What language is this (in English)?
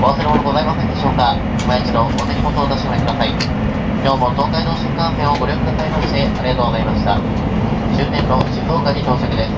Japanese